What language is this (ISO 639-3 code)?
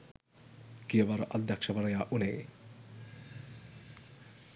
sin